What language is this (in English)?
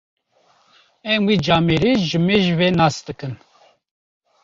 Kurdish